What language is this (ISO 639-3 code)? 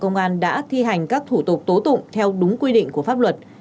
vie